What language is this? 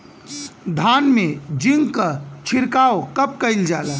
Bhojpuri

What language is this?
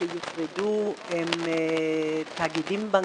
Hebrew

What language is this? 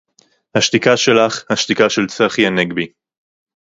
Hebrew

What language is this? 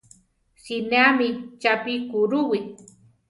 Central Tarahumara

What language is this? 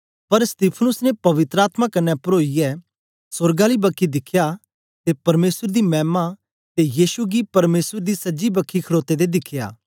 Dogri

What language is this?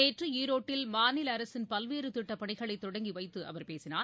Tamil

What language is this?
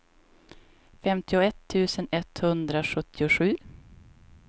Swedish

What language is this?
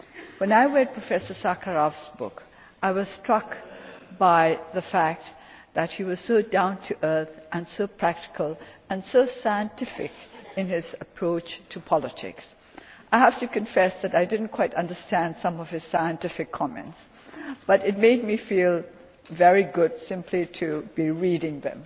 English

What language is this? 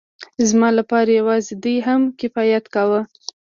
Pashto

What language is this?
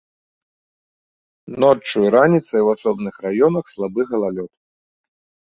Belarusian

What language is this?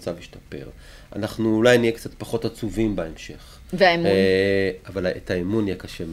Hebrew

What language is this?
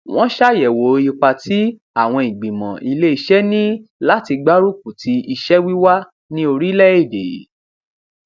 Yoruba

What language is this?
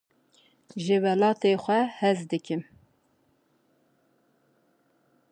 Kurdish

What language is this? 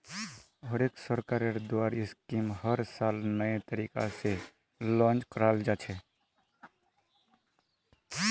Magahi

